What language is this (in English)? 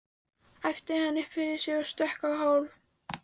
Icelandic